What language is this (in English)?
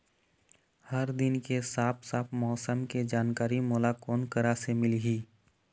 Chhattisgarhi